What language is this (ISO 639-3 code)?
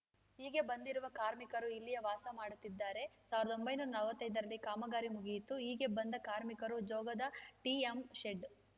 kan